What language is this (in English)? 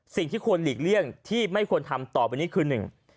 Thai